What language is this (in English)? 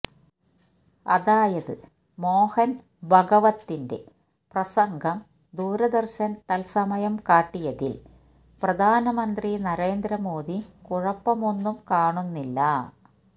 Malayalam